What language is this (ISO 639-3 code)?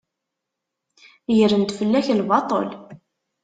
kab